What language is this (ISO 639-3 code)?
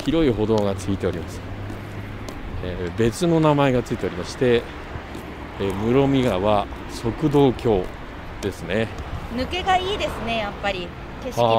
jpn